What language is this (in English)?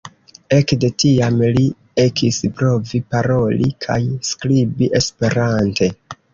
Esperanto